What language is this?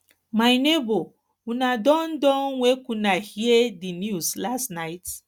Nigerian Pidgin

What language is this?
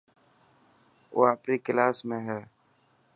Dhatki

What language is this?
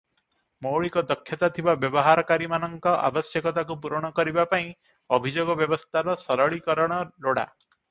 Odia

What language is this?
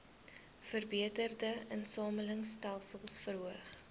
Afrikaans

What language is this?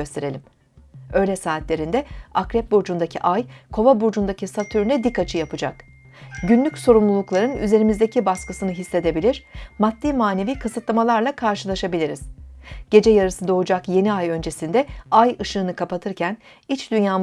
Turkish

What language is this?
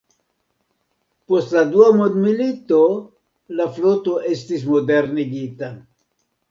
Esperanto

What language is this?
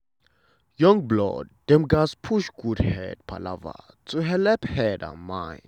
Nigerian Pidgin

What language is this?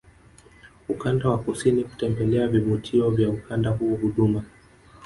Swahili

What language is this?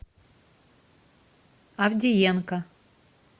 Russian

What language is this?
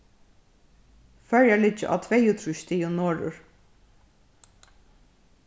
Faroese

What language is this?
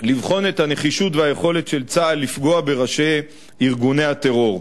Hebrew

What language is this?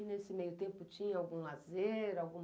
Portuguese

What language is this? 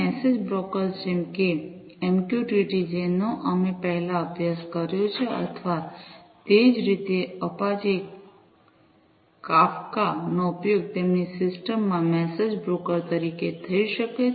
Gujarati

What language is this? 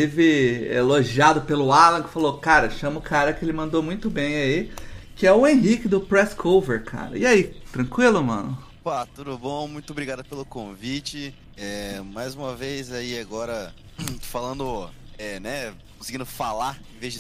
Portuguese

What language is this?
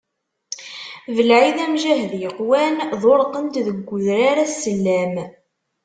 Kabyle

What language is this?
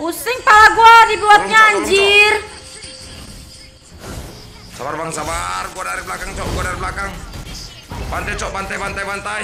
Indonesian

